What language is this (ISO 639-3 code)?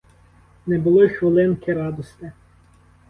ukr